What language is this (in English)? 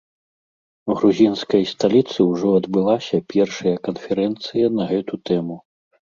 Belarusian